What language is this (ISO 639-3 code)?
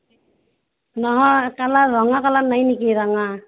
asm